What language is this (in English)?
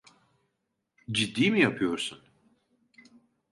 Turkish